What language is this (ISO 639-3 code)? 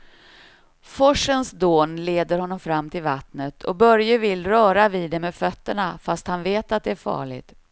swe